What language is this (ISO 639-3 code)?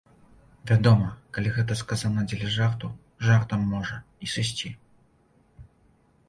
bel